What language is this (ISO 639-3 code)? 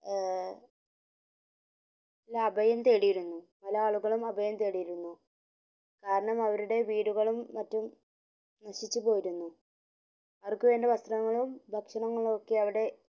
mal